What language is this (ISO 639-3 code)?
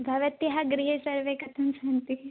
san